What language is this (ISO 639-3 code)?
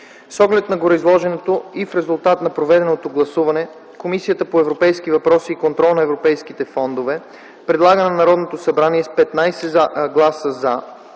bul